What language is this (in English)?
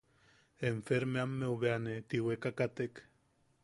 Yaqui